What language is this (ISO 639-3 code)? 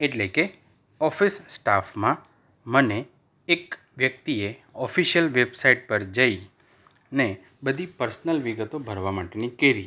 guj